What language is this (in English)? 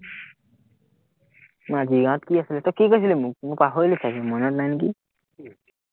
Assamese